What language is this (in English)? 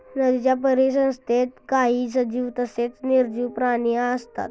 Marathi